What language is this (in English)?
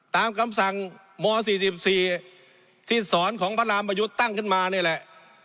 Thai